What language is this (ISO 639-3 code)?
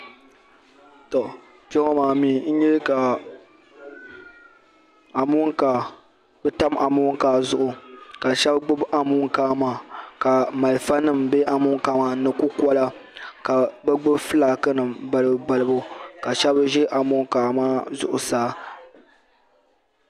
dag